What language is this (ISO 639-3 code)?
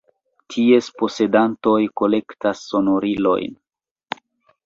epo